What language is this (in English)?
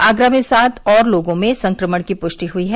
Hindi